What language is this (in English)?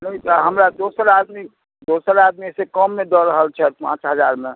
Maithili